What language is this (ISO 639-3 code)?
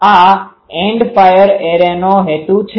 guj